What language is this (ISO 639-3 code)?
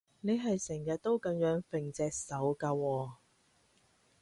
yue